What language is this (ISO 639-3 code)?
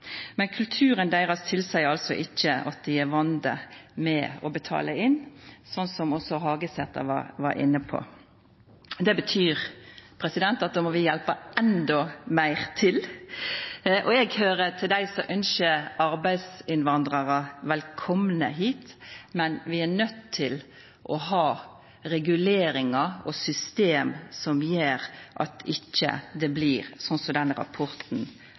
nno